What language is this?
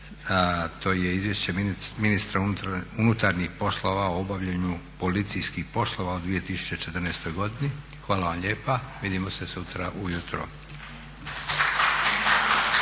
Croatian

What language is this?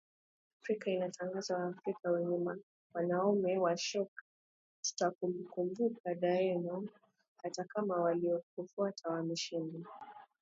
Swahili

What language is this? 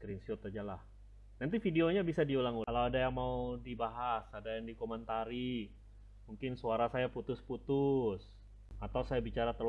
Indonesian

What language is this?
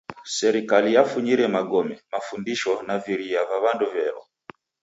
Taita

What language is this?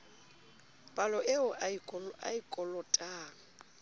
Southern Sotho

